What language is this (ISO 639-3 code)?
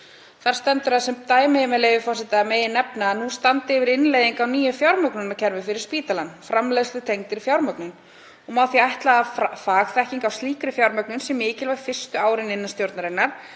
isl